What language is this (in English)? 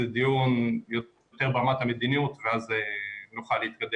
Hebrew